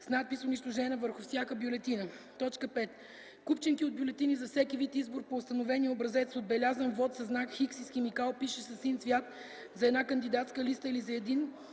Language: Bulgarian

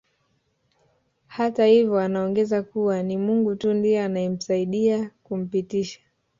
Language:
Swahili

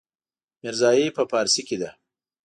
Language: Pashto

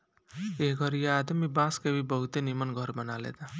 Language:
Bhojpuri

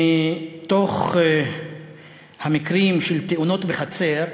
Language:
Hebrew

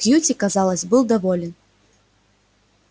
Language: Russian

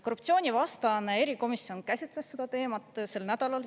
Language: Estonian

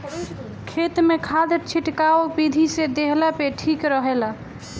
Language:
Bhojpuri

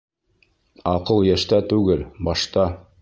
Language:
Bashkir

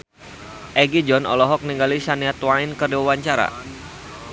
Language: Sundanese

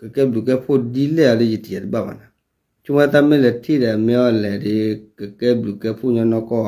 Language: Thai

